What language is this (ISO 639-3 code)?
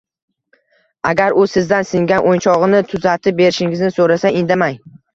uzb